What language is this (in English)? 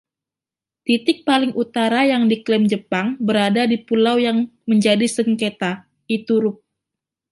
Indonesian